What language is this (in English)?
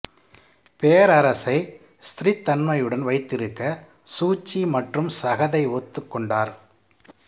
Tamil